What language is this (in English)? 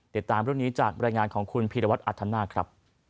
Thai